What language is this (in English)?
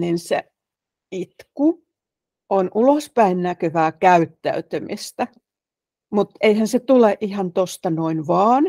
Finnish